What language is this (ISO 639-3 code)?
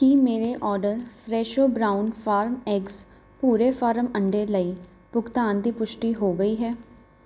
pan